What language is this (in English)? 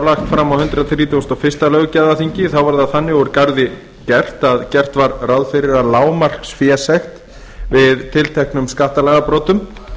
Icelandic